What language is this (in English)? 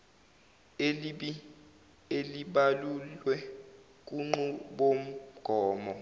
Zulu